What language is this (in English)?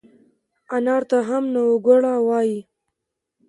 Pashto